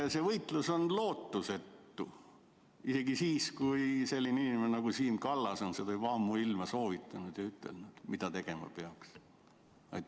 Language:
Estonian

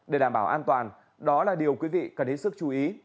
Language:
Vietnamese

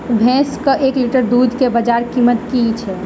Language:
Maithili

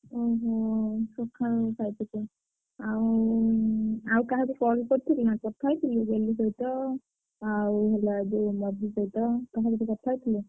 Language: Odia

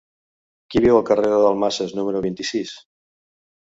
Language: Catalan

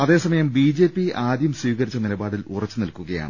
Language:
Malayalam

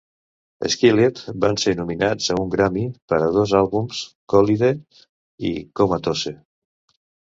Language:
Catalan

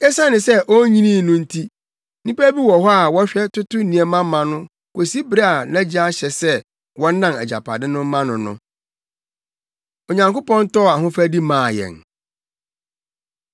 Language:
Akan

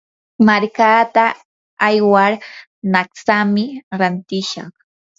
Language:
Yanahuanca Pasco Quechua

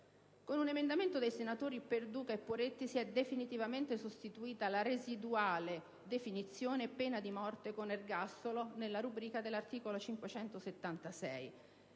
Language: Italian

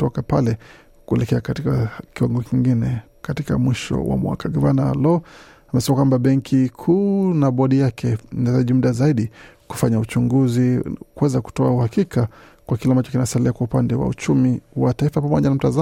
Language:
Swahili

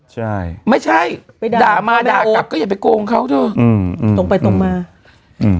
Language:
Thai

